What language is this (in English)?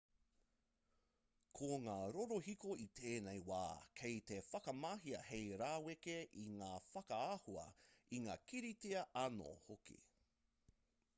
Māori